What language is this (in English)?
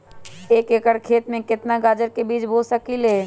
Magahi